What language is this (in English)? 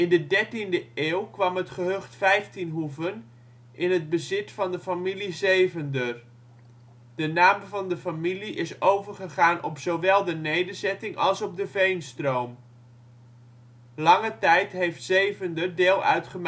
Dutch